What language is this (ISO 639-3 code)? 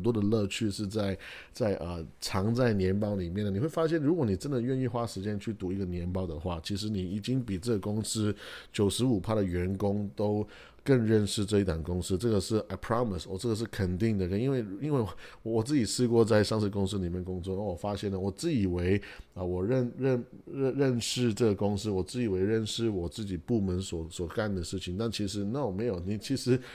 zho